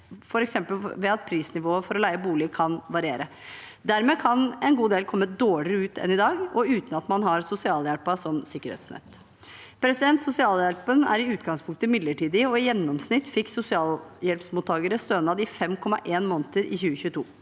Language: Norwegian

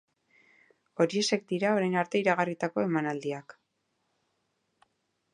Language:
Basque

